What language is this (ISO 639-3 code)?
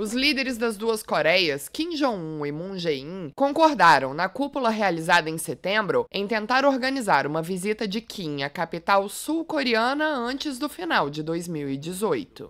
por